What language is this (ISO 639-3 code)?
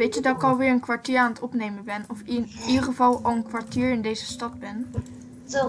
nld